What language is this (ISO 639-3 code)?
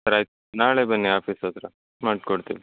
kan